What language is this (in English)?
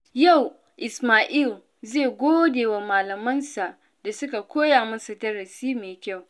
Hausa